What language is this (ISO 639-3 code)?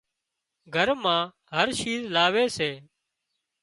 kxp